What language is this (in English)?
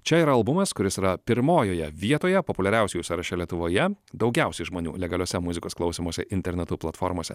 Lithuanian